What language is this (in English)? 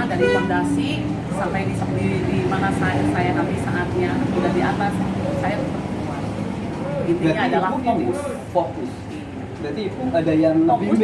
Indonesian